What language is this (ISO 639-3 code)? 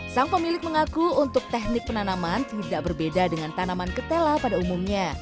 ind